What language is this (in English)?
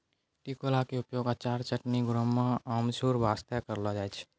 Maithili